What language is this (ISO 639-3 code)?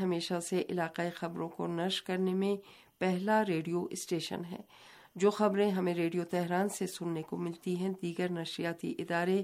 urd